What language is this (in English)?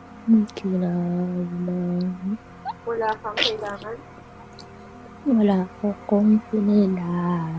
Filipino